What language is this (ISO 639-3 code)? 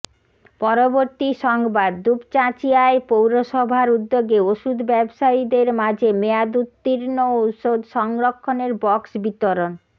ben